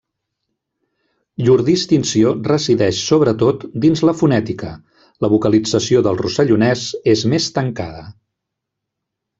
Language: Catalan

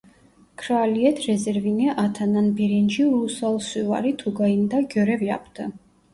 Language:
Turkish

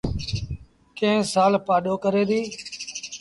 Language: Sindhi Bhil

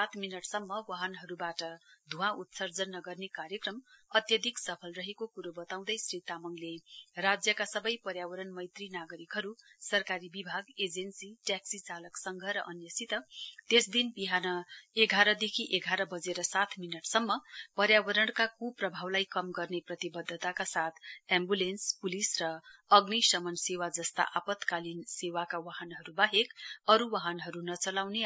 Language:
Nepali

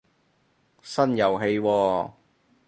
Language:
Cantonese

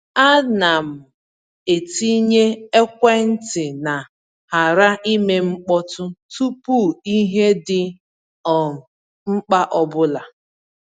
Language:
Igbo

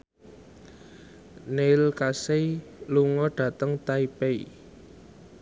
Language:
Javanese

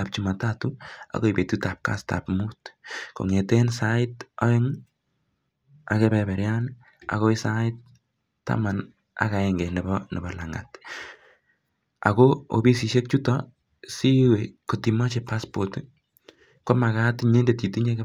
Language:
Kalenjin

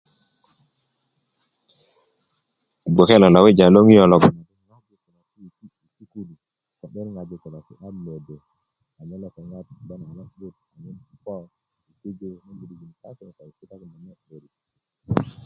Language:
Kuku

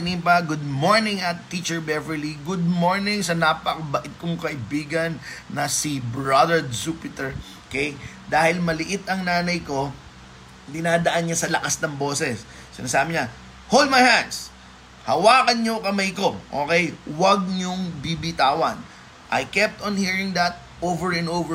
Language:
Filipino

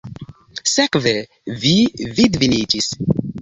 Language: Esperanto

